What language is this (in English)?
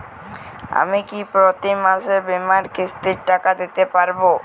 Bangla